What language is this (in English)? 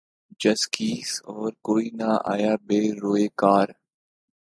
Urdu